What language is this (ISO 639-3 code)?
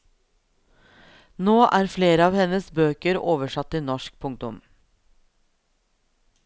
nor